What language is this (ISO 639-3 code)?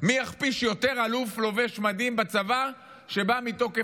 heb